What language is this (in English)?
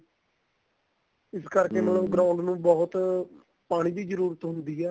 Punjabi